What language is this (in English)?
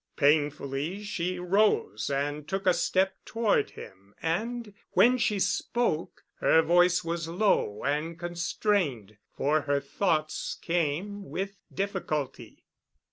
English